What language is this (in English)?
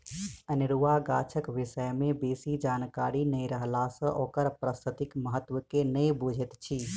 Maithili